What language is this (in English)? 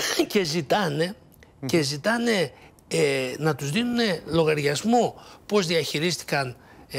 Greek